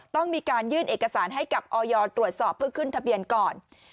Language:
Thai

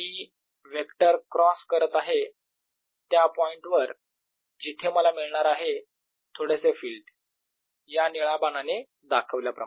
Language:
Marathi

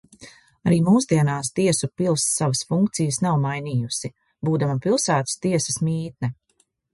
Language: Latvian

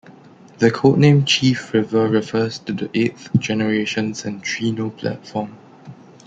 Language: English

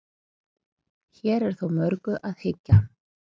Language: Icelandic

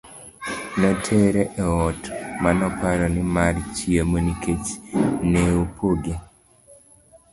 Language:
Luo (Kenya and Tanzania)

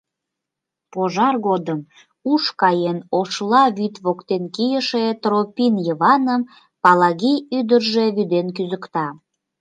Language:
Mari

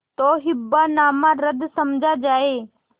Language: Hindi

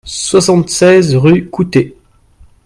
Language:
French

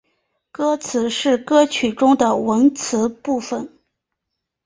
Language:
Chinese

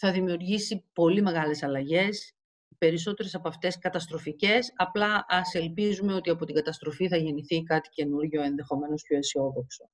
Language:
Greek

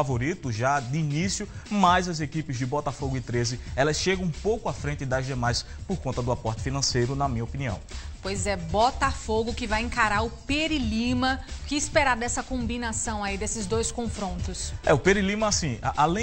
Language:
Portuguese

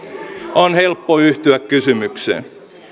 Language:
Finnish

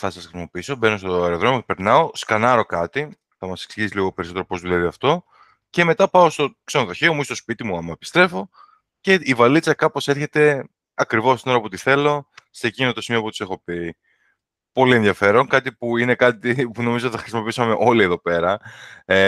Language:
Greek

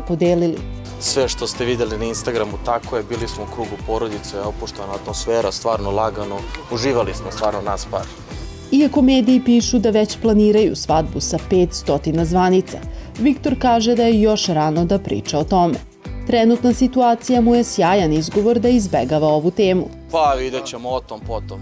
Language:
Ukrainian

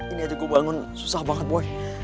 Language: Indonesian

